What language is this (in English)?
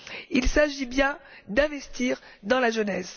French